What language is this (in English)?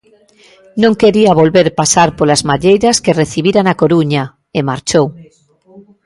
Galician